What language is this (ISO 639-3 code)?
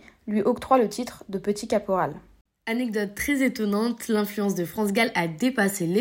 fra